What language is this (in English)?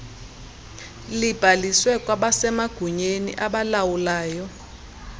Xhosa